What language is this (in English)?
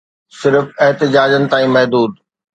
Sindhi